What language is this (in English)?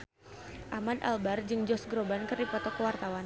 Sundanese